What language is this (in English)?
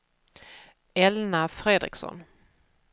Swedish